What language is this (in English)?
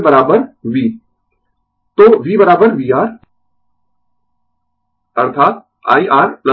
Hindi